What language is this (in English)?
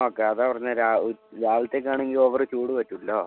Malayalam